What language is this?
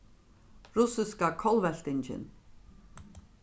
Faroese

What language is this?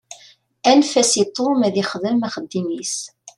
Kabyle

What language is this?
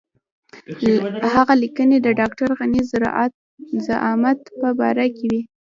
Pashto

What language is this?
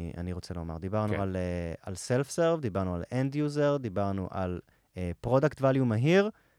Hebrew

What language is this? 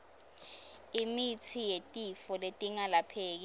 Swati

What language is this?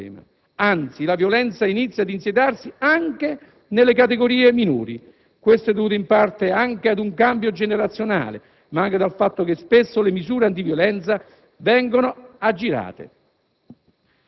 Italian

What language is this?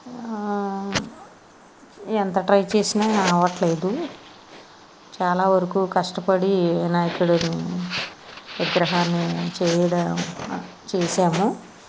Telugu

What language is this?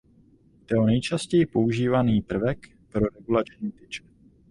Czech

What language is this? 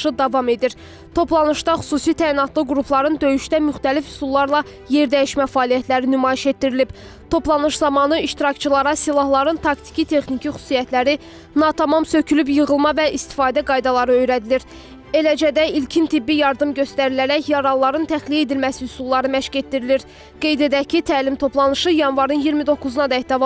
Turkish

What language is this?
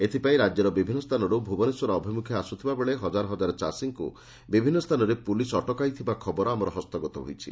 Odia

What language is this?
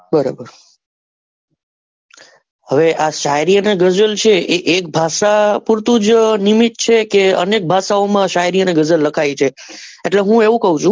Gujarati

